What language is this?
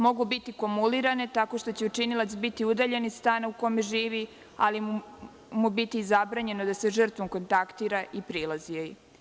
Serbian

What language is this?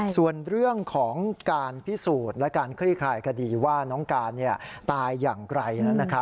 Thai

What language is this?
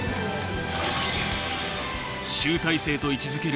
Japanese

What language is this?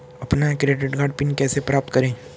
Hindi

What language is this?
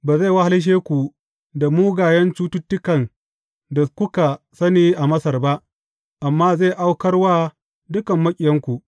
Hausa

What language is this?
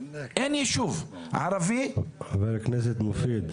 Hebrew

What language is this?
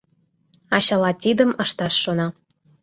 Mari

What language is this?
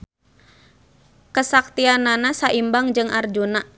Sundanese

